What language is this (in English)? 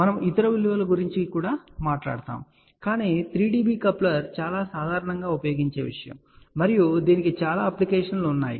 Telugu